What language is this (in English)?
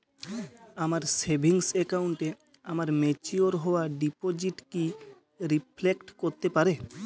Bangla